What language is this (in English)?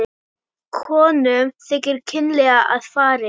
Icelandic